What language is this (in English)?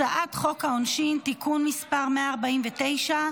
Hebrew